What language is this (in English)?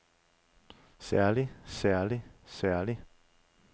Danish